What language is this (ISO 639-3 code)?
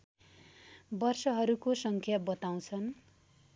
nep